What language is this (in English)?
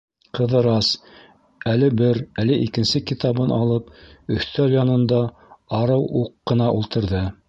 Bashkir